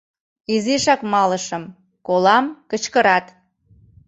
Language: Mari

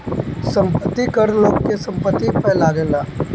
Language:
Bhojpuri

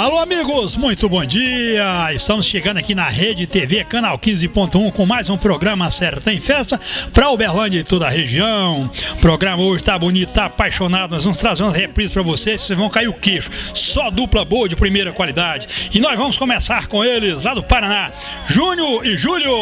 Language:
Portuguese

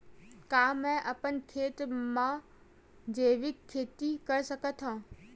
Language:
Chhattisgarhi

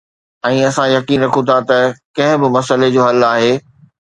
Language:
Sindhi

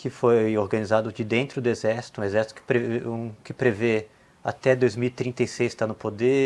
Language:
Portuguese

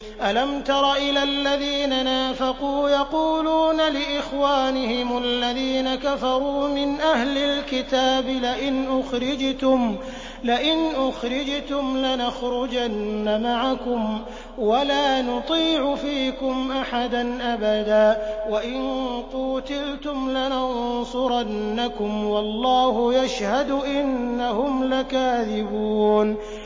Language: Arabic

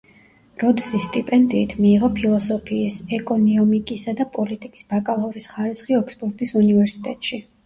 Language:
Georgian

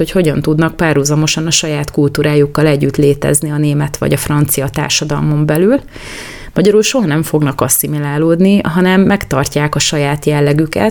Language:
Hungarian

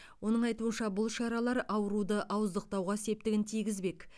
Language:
Kazakh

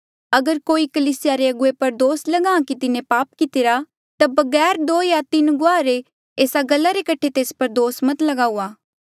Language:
Mandeali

